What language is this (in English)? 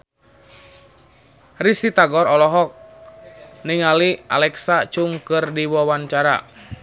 Sundanese